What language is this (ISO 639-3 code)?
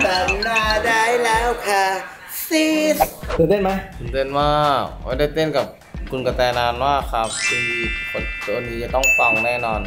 tha